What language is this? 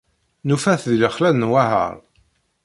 Kabyle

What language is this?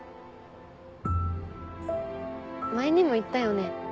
Japanese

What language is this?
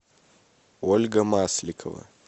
Russian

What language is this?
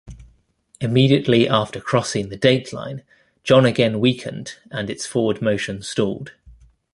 English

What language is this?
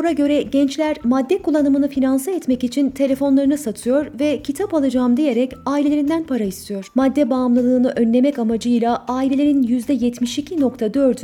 Turkish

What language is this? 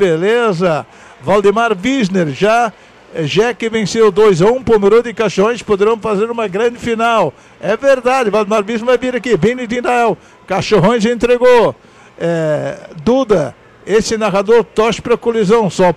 Portuguese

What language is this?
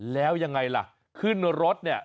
Thai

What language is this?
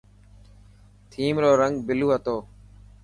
Dhatki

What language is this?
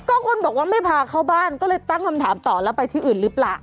Thai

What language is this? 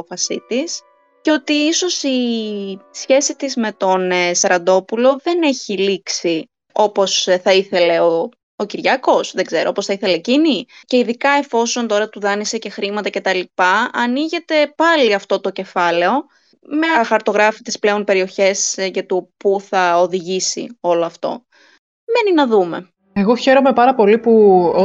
Greek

